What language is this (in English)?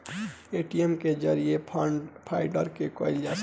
Bhojpuri